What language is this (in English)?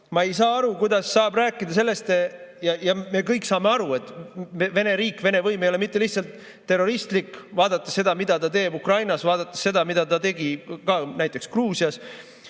Estonian